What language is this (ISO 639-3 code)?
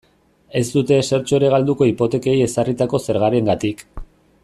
eus